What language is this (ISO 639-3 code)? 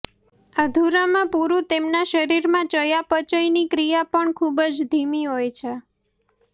guj